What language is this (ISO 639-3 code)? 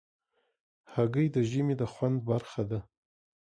pus